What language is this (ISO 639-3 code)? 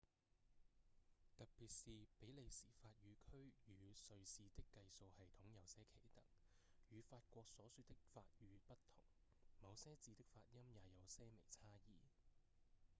yue